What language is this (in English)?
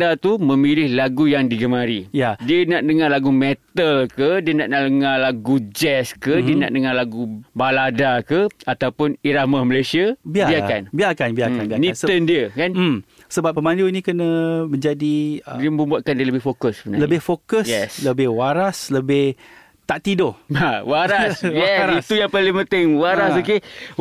Malay